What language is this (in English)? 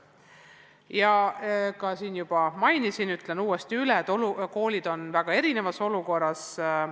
Estonian